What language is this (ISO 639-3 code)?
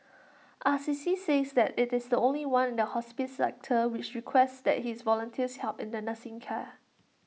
eng